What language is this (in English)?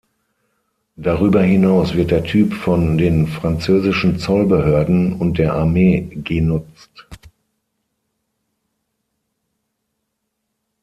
German